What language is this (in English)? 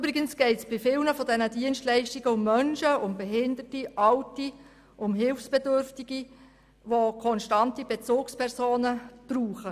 Swiss German